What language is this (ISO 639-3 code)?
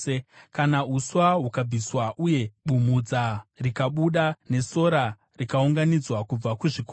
sna